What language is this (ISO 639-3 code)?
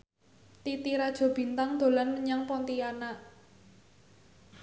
jav